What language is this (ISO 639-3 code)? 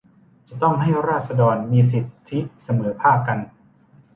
tha